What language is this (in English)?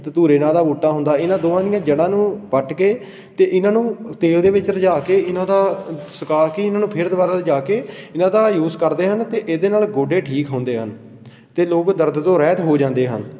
Punjabi